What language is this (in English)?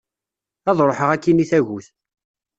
Kabyle